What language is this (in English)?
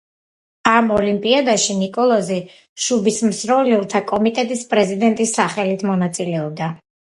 Georgian